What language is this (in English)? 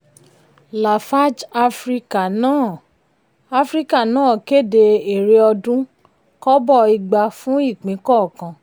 Yoruba